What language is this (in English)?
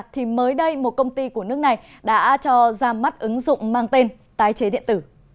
Vietnamese